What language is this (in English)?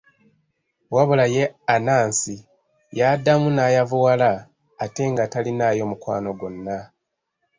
Ganda